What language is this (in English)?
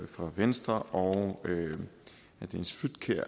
Danish